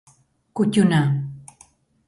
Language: Basque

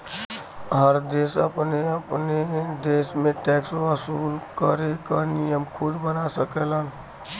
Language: Bhojpuri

